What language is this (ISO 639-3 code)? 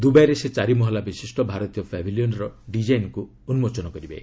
ori